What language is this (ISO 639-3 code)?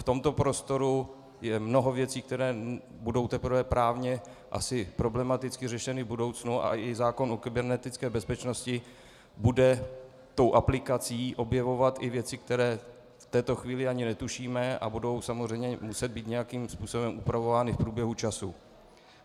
ces